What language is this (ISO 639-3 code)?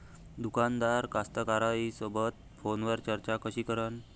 mar